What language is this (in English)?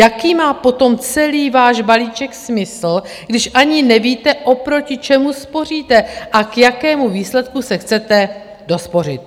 Czech